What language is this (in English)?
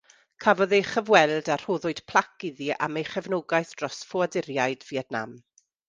Welsh